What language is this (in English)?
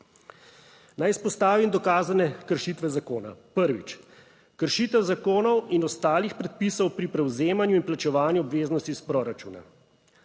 Slovenian